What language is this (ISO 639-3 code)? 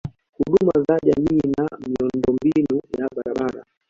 swa